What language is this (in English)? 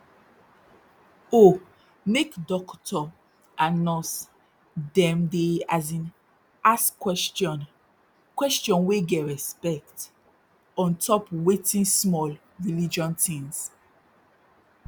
Nigerian Pidgin